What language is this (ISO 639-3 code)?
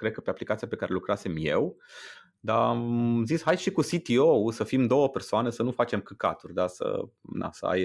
ron